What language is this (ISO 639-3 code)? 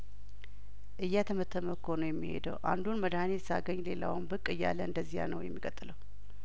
amh